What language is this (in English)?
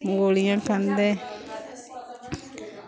Dogri